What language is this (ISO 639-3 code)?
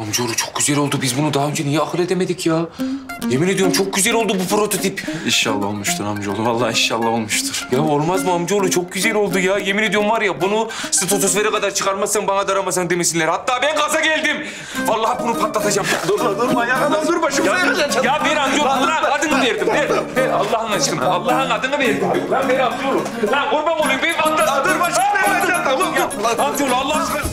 tur